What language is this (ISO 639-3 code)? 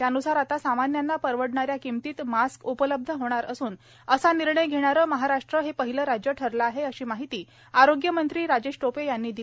mar